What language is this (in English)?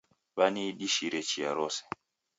Taita